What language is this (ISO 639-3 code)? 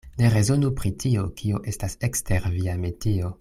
epo